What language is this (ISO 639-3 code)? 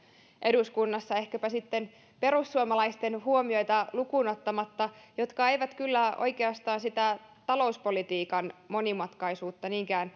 fin